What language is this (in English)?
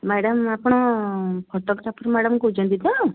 Odia